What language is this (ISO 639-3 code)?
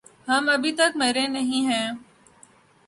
urd